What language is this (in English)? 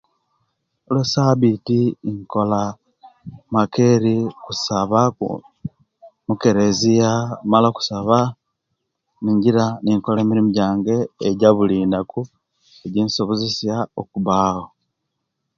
Kenyi